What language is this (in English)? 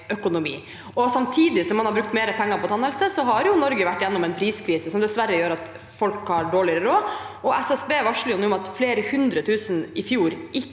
Norwegian